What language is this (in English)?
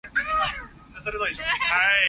Cantonese